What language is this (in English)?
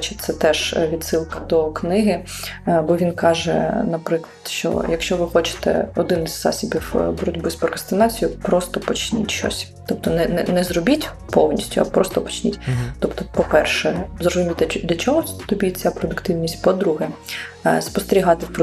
Ukrainian